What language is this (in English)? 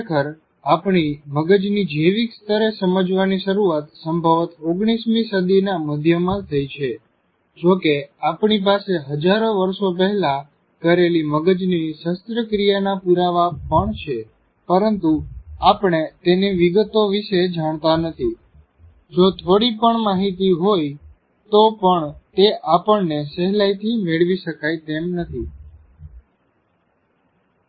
Gujarati